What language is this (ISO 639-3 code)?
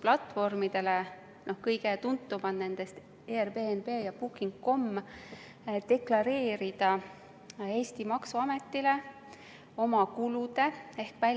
est